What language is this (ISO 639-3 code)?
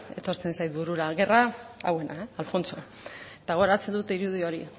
eus